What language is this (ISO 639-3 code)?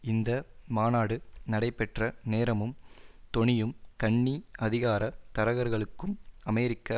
tam